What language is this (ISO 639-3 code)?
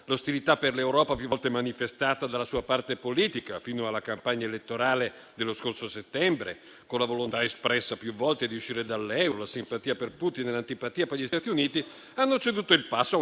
ita